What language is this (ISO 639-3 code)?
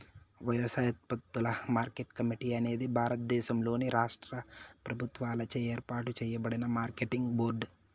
tel